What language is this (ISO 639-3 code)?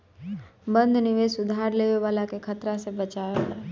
bho